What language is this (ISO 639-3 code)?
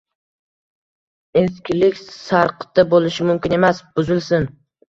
uzb